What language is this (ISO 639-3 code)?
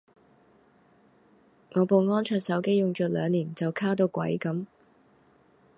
yue